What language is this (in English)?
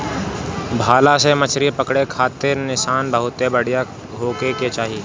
Bhojpuri